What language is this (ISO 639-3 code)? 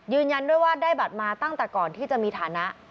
tha